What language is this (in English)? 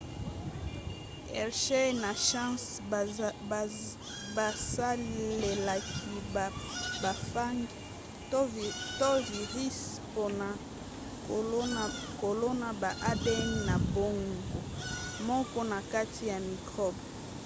Lingala